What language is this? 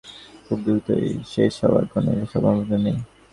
Bangla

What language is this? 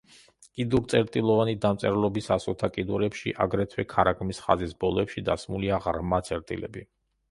Georgian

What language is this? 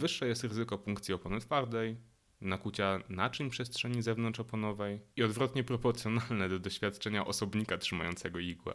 Polish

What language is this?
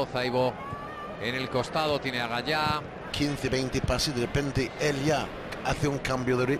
Spanish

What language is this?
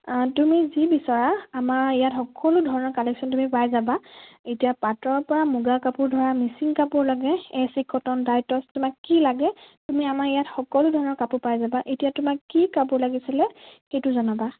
Assamese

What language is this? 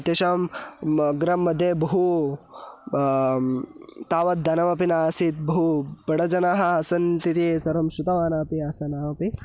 Sanskrit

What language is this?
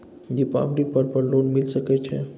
Maithili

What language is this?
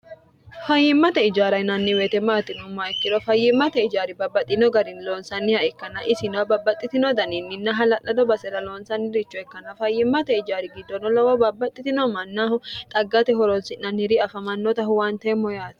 Sidamo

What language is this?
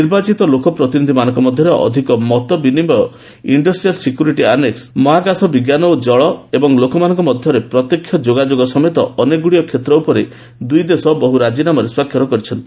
Odia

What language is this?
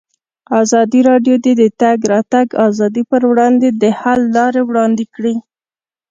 Pashto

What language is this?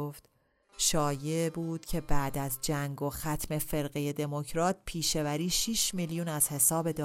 Persian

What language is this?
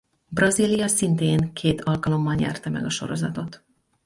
Hungarian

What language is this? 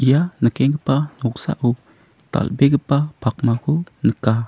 Garo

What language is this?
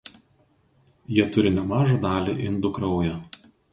Lithuanian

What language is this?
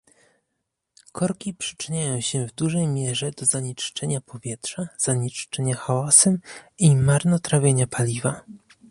Polish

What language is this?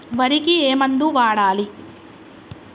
Telugu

